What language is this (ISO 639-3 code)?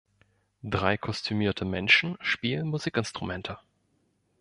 deu